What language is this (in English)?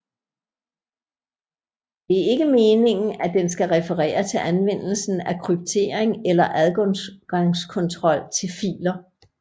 Danish